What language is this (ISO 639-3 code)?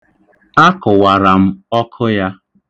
ibo